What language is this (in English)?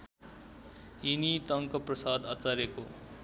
Nepali